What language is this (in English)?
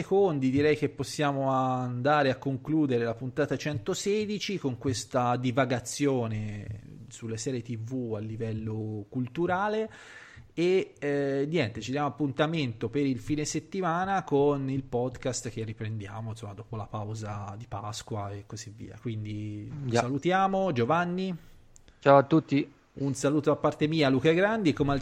Italian